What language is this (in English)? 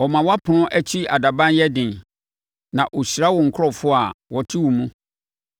Akan